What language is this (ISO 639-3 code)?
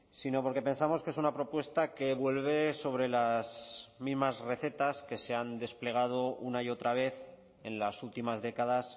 spa